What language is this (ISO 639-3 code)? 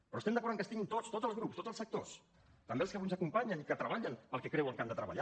cat